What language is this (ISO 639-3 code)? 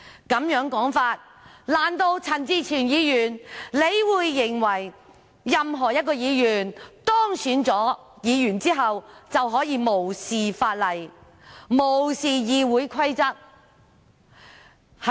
yue